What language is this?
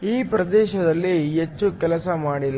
Kannada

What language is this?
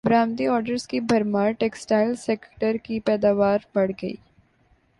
Urdu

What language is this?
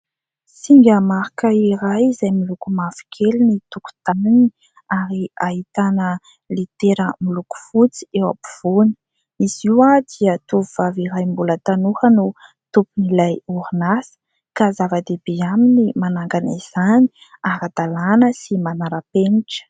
Malagasy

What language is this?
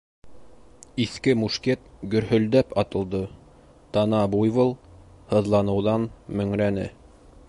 Bashkir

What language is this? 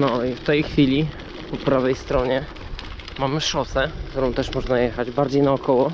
Polish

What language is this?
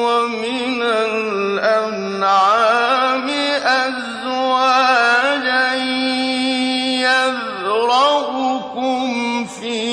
Arabic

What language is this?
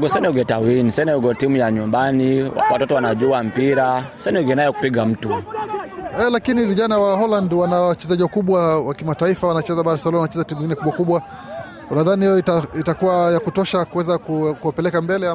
Swahili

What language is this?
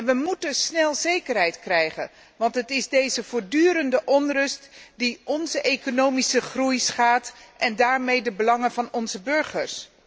Dutch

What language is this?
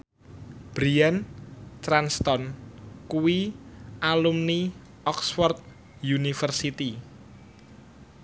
Javanese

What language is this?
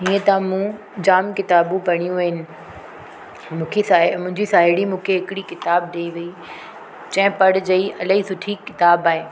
Sindhi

